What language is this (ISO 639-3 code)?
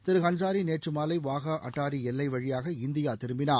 tam